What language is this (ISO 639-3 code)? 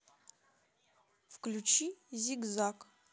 rus